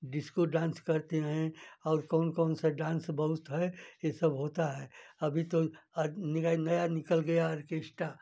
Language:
Hindi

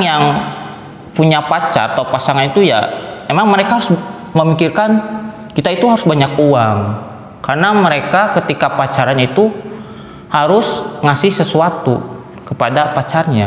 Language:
Indonesian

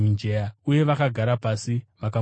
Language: Shona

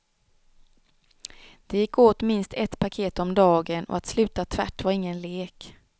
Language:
Swedish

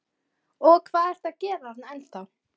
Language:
Icelandic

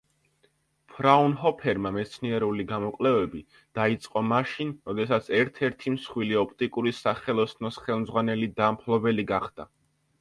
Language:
Georgian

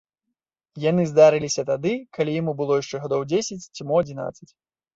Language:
Belarusian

